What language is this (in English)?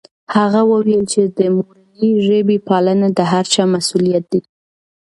Pashto